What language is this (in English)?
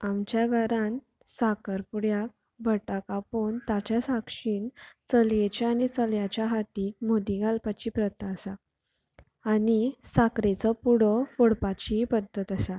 Konkani